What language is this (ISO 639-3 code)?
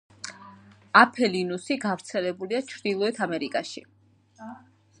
kat